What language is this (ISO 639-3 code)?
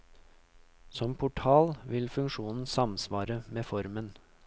nor